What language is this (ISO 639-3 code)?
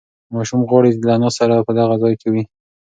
pus